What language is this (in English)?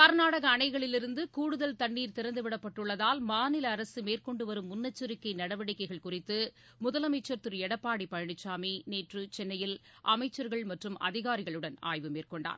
Tamil